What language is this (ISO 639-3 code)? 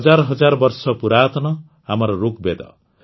ori